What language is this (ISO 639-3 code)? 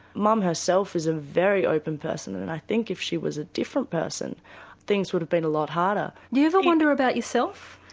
eng